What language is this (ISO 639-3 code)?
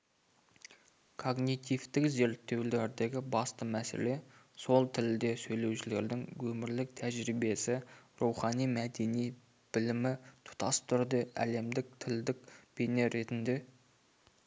kaz